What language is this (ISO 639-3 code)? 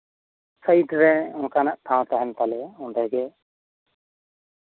sat